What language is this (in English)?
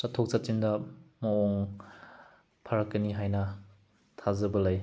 Manipuri